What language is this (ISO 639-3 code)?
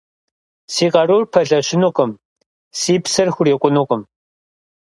kbd